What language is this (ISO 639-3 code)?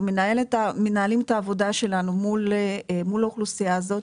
heb